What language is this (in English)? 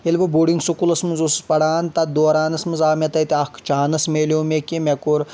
Kashmiri